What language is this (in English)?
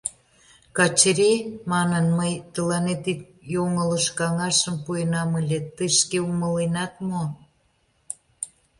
Mari